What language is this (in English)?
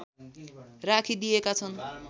Nepali